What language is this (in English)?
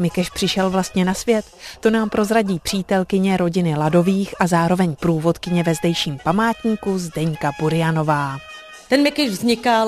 Czech